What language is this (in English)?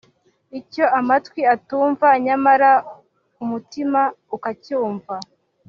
Kinyarwanda